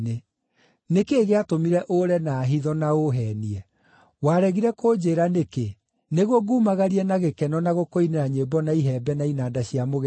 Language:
Kikuyu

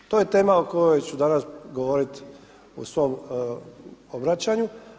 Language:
Croatian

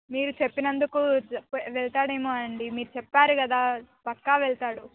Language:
Telugu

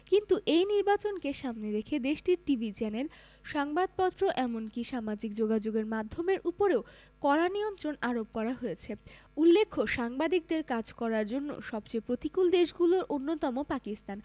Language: Bangla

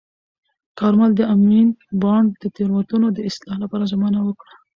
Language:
Pashto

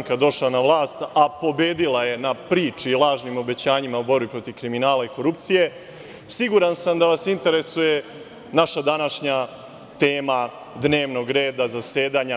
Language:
Serbian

